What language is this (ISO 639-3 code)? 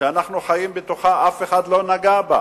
heb